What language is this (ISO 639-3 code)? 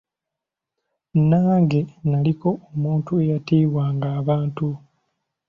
lug